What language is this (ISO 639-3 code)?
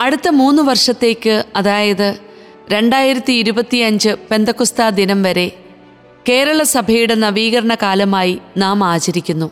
mal